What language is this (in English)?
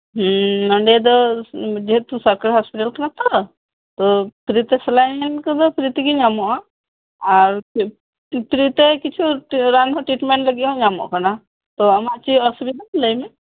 Santali